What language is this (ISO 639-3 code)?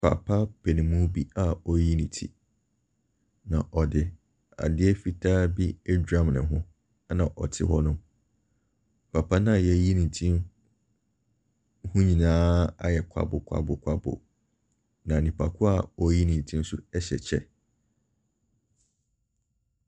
aka